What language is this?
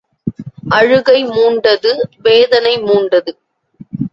Tamil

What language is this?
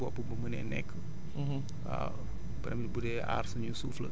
Wolof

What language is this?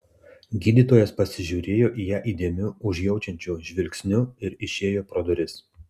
Lithuanian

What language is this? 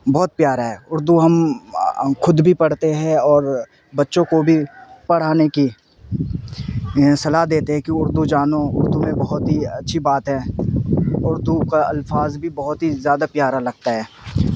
Urdu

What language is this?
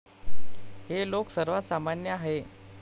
Marathi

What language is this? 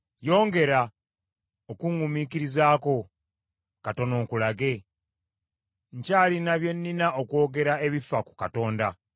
Ganda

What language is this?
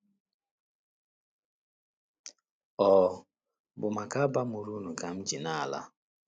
Igbo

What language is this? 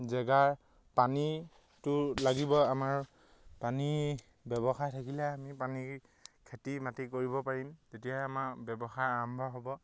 Assamese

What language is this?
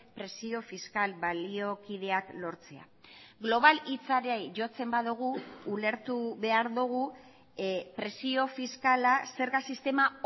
Basque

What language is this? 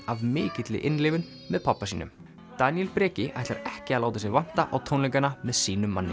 Icelandic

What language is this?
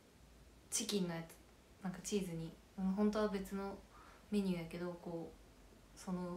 Japanese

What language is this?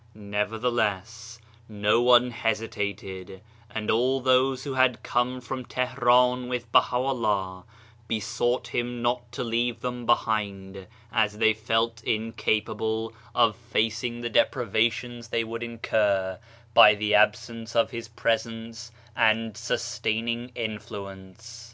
English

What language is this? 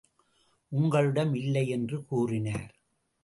Tamil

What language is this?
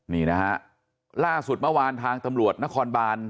Thai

